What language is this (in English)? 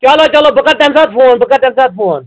Kashmiri